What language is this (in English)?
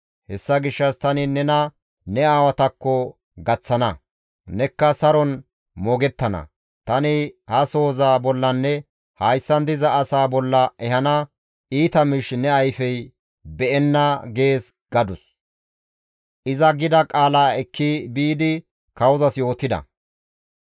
Gamo